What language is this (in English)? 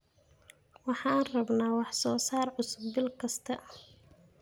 Somali